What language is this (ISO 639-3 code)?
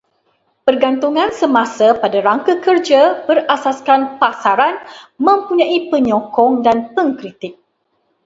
msa